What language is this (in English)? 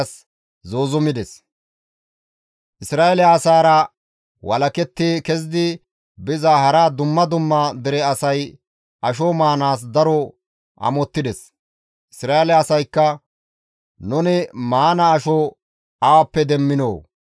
Gamo